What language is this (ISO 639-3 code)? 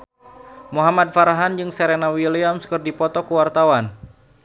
sun